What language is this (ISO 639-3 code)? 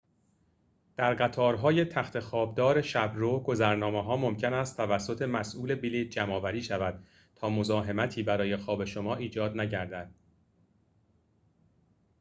fas